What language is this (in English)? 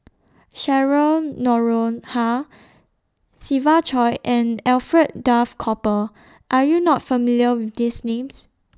English